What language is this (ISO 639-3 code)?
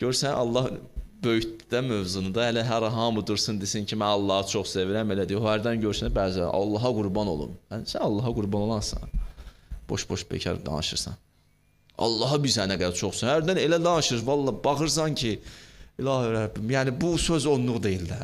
tur